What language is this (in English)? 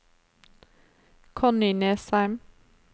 Norwegian